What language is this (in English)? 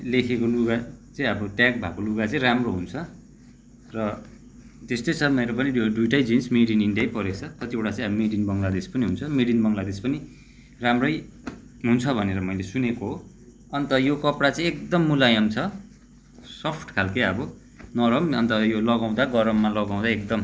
Nepali